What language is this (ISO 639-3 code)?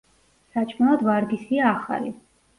kat